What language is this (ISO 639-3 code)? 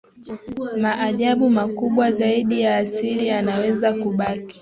swa